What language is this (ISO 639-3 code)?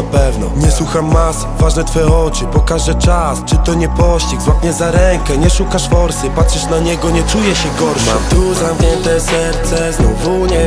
pol